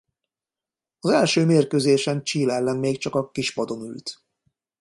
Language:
Hungarian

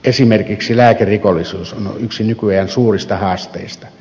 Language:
Finnish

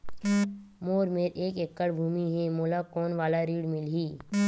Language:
Chhattisgarhi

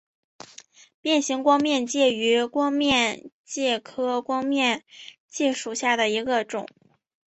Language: Chinese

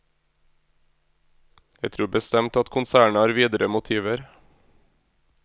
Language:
Norwegian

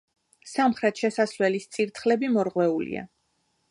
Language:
Georgian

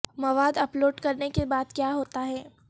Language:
Urdu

